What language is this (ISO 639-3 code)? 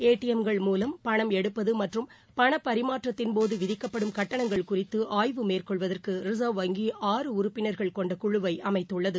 tam